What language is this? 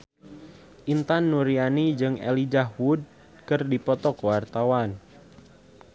Sundanese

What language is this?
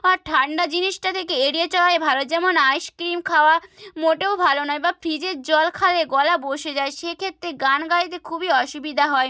Bangla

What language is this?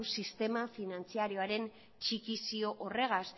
Basque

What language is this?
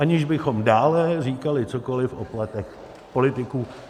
Czech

